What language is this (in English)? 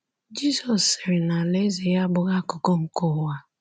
Igbo